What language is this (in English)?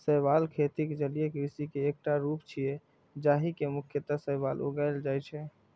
Maithili